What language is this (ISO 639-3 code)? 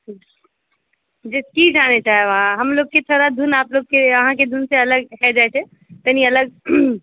mai